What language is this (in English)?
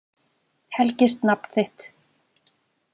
Icelandic